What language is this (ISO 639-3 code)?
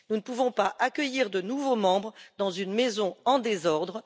fra